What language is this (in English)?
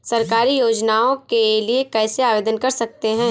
Hindi